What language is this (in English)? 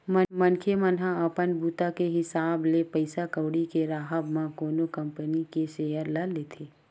Chhattisgarhi